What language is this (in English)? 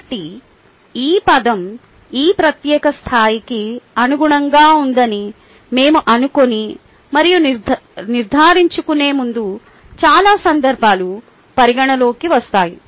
Telugu